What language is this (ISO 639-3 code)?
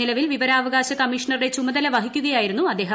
mal